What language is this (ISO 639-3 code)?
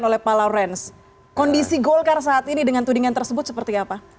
ind